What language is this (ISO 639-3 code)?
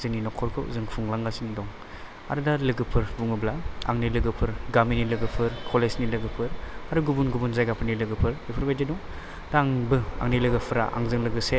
brx